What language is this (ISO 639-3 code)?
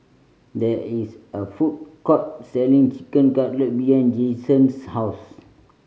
eng